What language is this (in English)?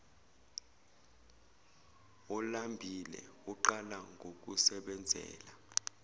Zulu